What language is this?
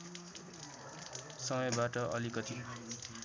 Nepali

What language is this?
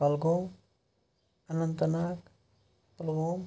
Kashmiri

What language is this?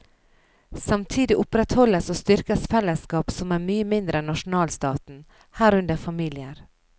Norwegian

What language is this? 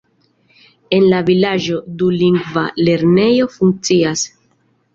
Esperanto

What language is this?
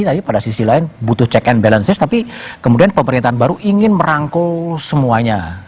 Indonesian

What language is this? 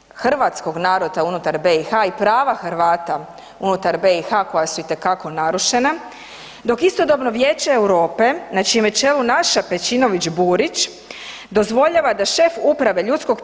Croatian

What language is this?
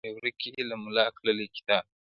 Pashto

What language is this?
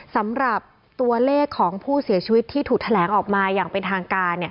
Thai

